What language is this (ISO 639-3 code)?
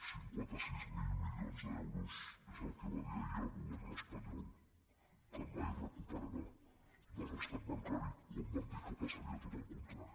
cat